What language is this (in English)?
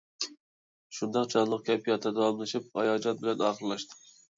Uyghur